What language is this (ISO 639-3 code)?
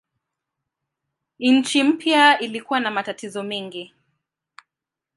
swa